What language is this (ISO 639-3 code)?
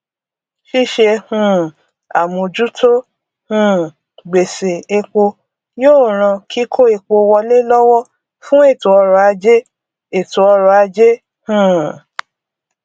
yor